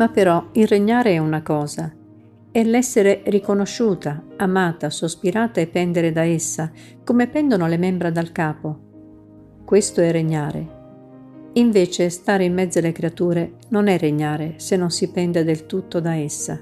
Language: Italian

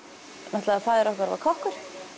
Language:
Icelandic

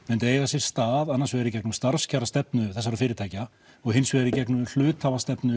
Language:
Icelandic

